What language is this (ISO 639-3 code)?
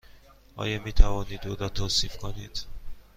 fas